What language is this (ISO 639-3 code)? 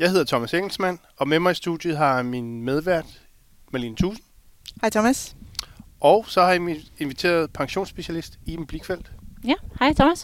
dan